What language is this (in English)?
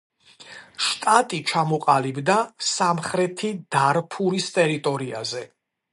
Georgian